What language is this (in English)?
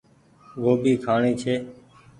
Goaria